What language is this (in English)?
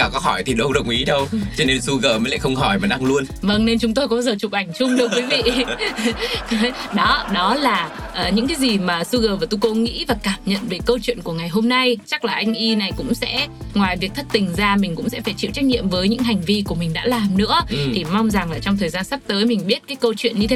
Vietnamese